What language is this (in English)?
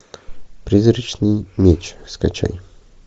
Russian